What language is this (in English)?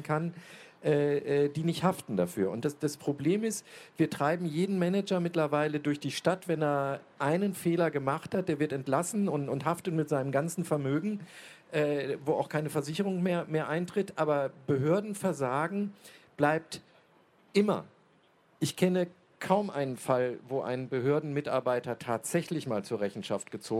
German